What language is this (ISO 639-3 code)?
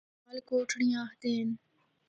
hno